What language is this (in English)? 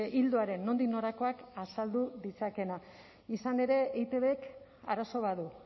Basque